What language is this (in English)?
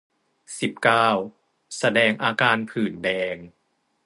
Thai